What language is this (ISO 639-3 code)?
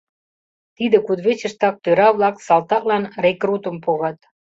chm